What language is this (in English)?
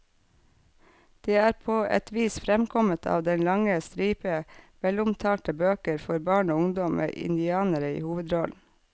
Norwegian